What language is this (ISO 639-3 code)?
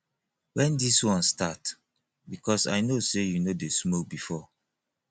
pcm